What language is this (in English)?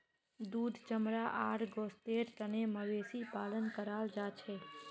Magahi